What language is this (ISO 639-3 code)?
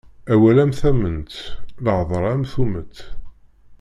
kab